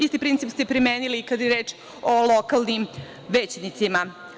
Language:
Serbian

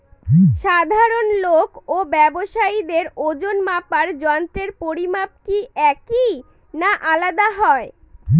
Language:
Bangla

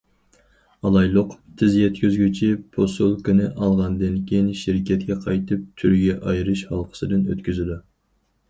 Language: Uyghur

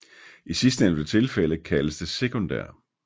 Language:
Danish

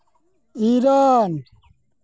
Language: Santali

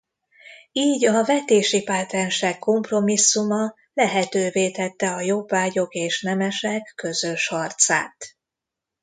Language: Hungarian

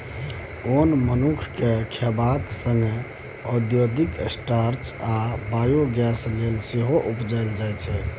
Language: Maithili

